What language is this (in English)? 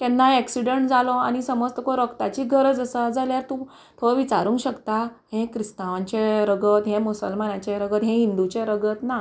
Konkani